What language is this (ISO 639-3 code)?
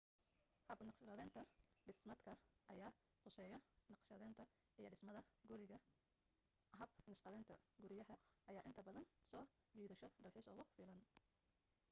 som